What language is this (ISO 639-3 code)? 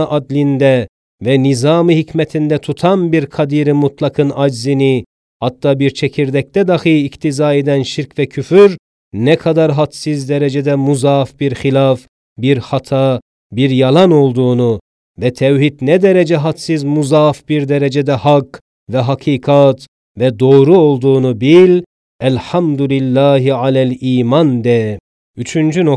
tur